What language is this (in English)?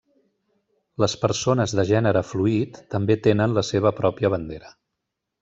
Catalan